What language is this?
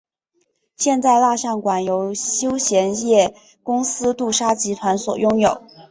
Chinese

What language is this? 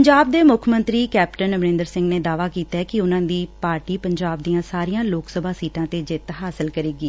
Punjabi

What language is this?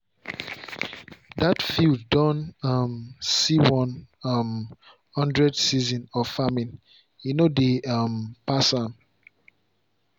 Nigerian Pidgin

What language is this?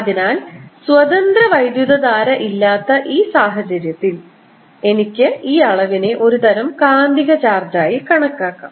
Malayalam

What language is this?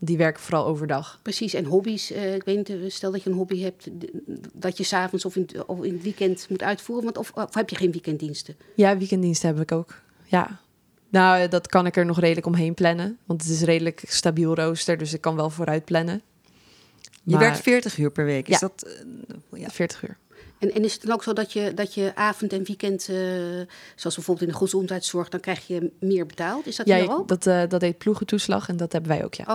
Dutch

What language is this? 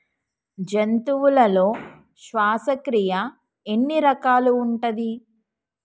Telugu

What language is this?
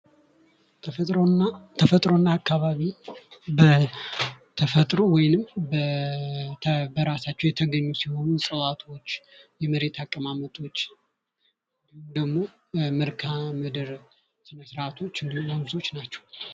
Amharic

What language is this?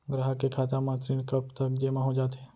Chhattisgarhi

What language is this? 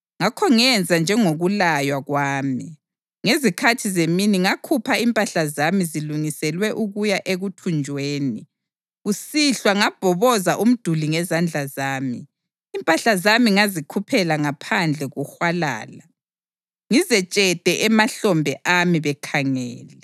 North Ndebele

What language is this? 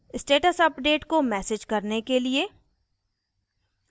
Hindi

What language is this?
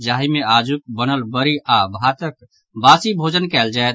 Maithili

